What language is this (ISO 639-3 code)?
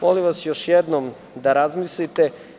srp